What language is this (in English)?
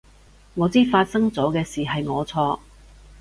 Cantonese